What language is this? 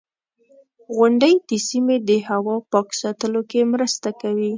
Pashto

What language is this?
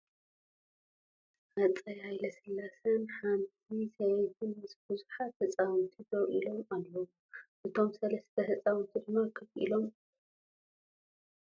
Tigrinya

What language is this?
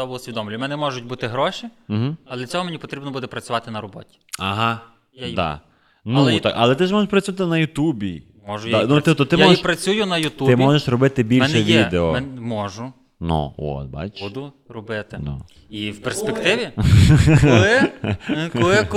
Ukrainian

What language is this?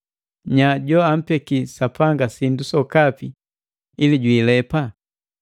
Matengo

